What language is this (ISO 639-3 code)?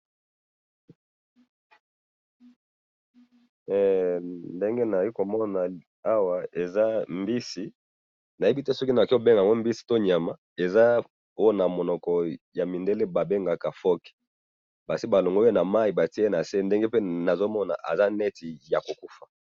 lin